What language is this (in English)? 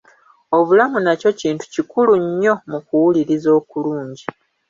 Ganda